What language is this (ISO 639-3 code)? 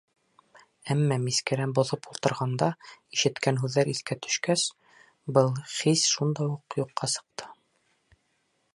bak